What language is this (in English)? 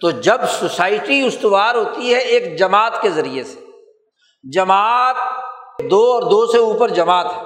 Urdu